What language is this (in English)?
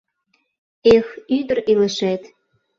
Mari